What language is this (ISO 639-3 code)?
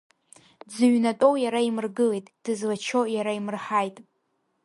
abk